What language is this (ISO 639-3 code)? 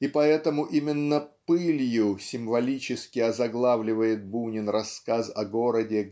rus